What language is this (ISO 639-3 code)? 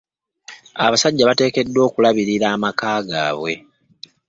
lug